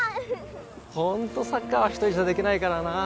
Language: Japanese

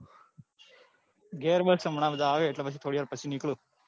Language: Gujarati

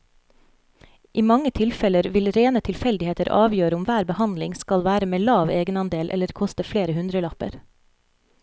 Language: Norwegian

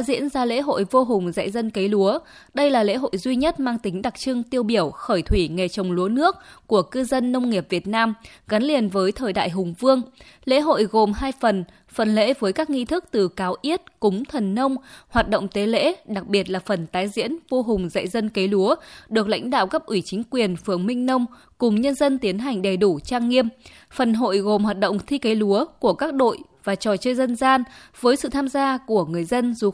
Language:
Vietnamese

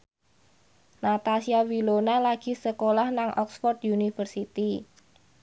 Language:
Javanese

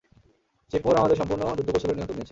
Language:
Bangla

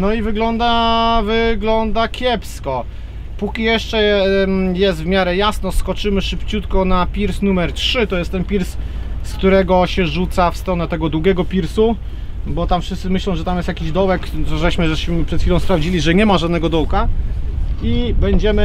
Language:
Polish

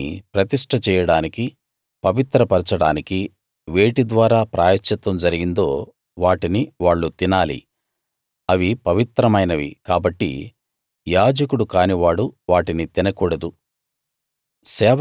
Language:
Telugu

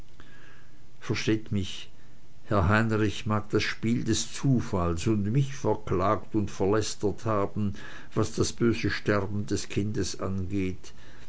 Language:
German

